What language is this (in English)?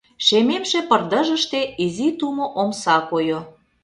Mari